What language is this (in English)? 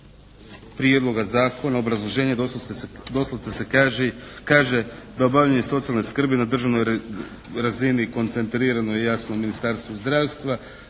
Croatian